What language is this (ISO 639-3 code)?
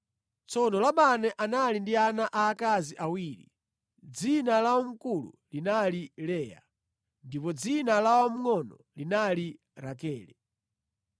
nya